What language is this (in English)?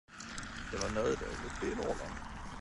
Swedish